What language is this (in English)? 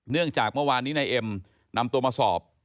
Thai